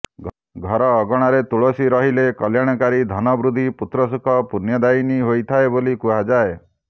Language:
Odia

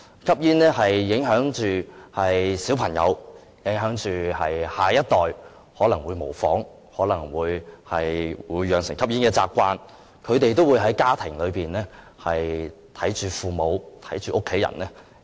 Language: Cantonese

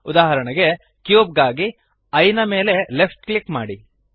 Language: Kannada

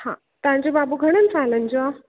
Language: Sindhi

